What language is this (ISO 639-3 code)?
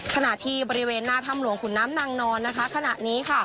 tha